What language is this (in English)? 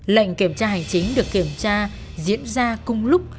Vietnamese